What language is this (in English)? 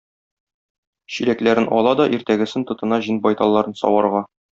Tatar